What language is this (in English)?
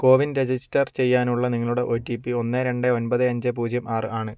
Malayalam